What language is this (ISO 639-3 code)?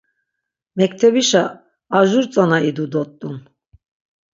lzz